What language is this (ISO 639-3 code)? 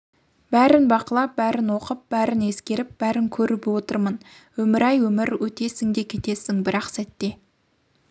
kaz